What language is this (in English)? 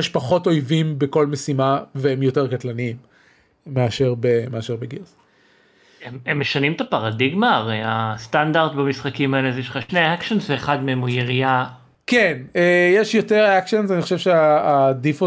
Hebrew